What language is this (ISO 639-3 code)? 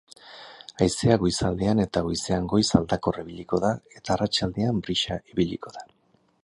eus